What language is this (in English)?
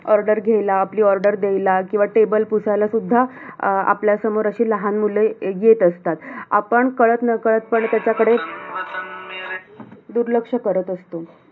Marathi